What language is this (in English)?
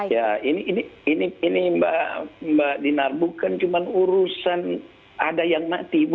Indonesian